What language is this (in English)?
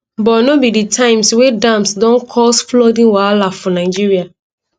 Nigerian Pidgin